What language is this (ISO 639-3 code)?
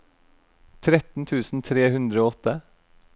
nor